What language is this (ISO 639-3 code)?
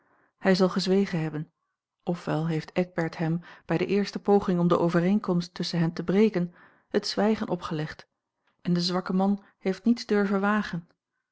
nld